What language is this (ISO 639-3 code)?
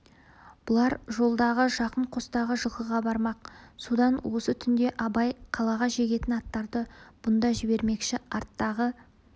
kaz